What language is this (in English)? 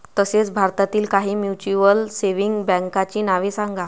Marathi